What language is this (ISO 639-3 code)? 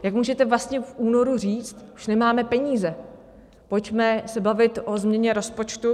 ces